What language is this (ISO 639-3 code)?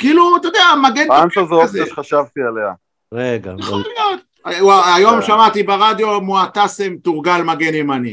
heb